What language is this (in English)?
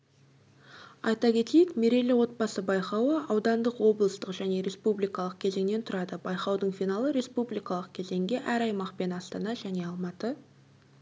Kazakh